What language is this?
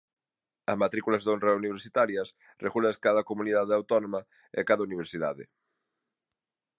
Galician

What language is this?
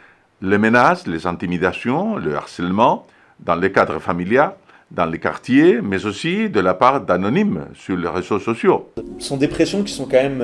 French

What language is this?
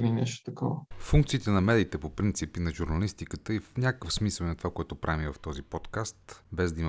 Bulgarian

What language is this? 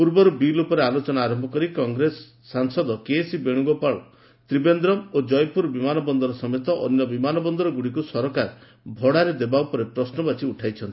Odia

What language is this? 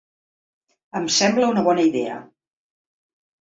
Catalan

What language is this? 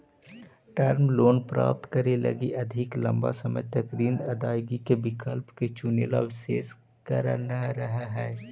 Magahi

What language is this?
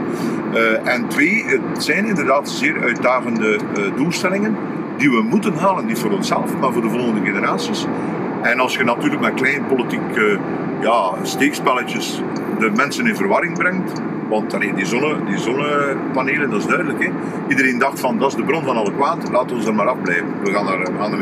Dutch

